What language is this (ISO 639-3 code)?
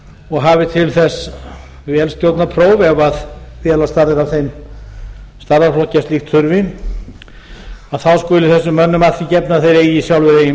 isl